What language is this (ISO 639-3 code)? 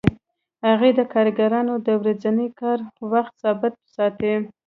pus